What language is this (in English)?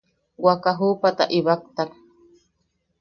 Yaqui